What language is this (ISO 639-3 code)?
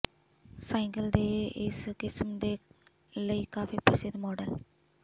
pan